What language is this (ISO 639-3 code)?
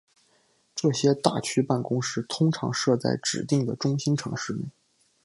zho